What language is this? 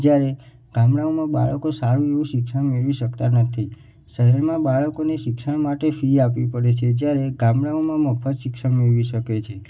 Gujarati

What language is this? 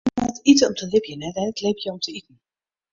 Western Frisian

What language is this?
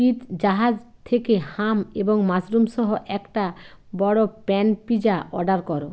Bangla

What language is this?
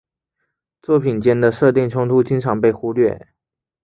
Chinese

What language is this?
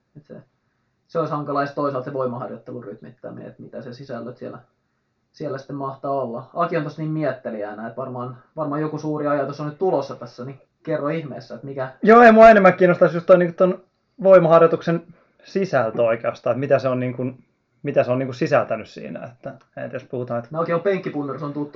Finnish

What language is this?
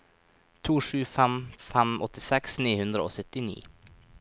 Norwegian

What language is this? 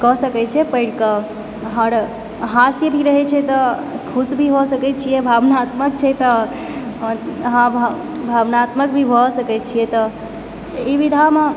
Maithili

